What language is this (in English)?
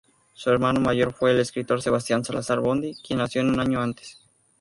Spanish